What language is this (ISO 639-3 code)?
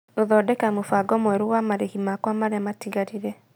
kik